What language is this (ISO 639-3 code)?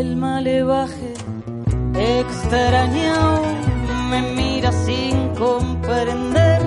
spa